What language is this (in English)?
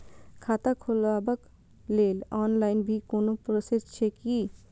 Maithili